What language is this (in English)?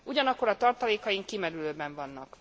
Hungarian